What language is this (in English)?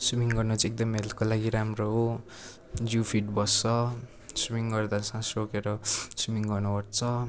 Nepali